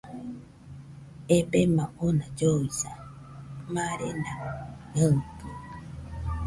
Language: Nüpode Huitoto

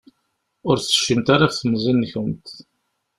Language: Kabyle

